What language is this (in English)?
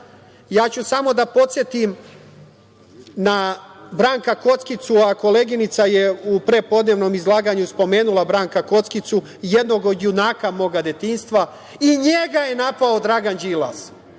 Serbian